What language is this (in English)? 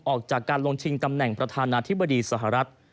Thai